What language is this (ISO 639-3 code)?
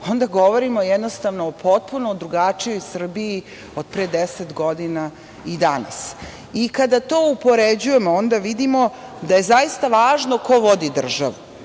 srp